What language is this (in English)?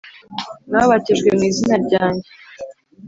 Kinyarwanda